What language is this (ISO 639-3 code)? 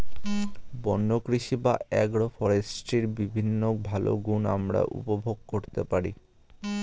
ben